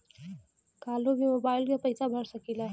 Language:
Bhojpuri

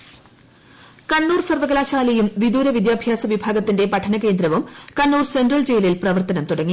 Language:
Malayalam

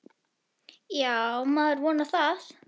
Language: Icelandic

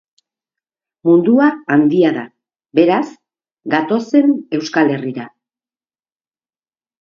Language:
Basque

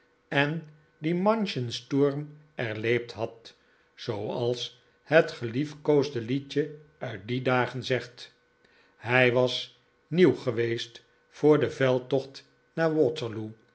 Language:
Dutch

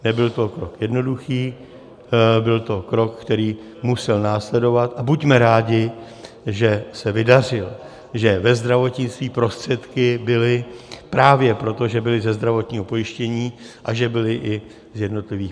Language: Czech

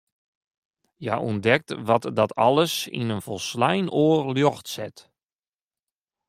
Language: Western Frisian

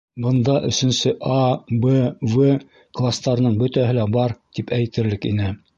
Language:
Bashkir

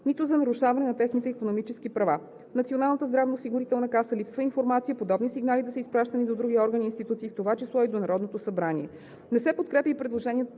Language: Bulgarian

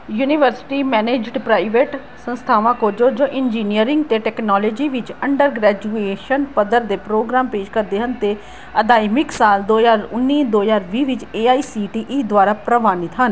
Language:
Punjabi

